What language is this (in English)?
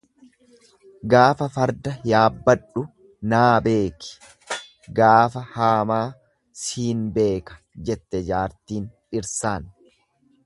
Oromo